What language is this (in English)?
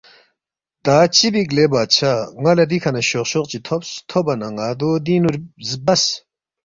Balti